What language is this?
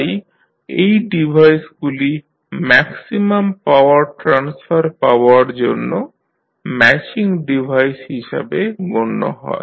Bangla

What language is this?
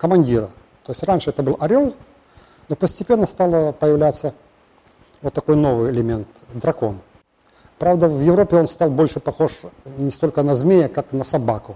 Russian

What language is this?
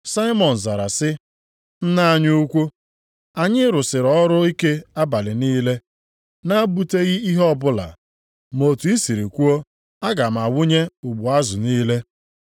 Igbo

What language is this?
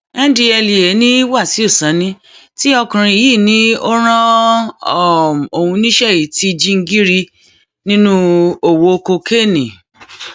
Yoruba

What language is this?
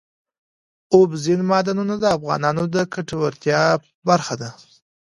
Pashto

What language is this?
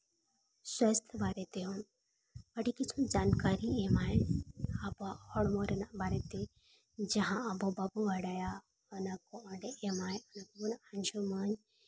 Santali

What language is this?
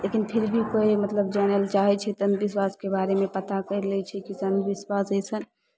Maithili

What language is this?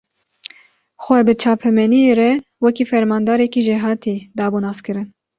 Kurdish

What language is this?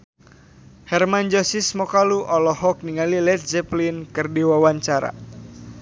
Sundanese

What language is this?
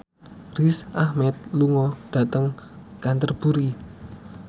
Javanese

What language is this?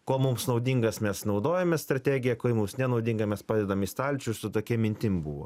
Lithuanian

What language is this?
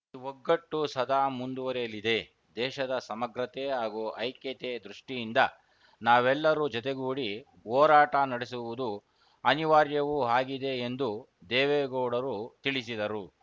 Kannada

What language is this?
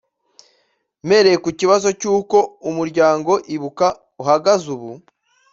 Kinyarwanda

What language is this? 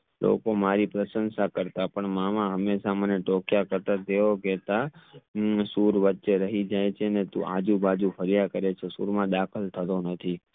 Gujarati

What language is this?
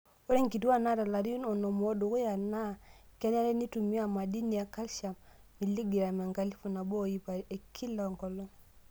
Masai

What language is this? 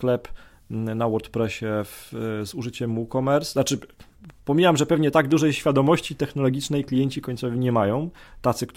Polish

